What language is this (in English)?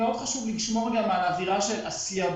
Hebrew